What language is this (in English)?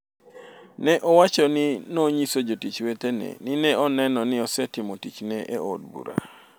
Luo (Kenya and Tanzania)